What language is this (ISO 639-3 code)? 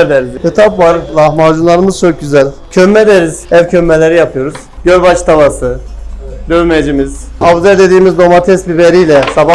tur